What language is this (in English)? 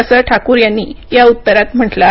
Marathi